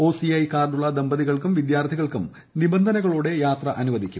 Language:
Malayalam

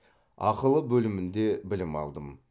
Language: Kazakh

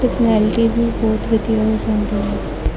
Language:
Punjabi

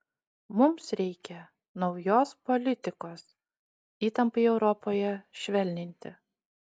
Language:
Lithuanian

